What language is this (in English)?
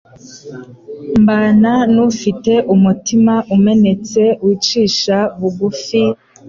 Kinyarwanda